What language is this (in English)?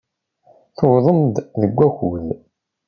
Kabyle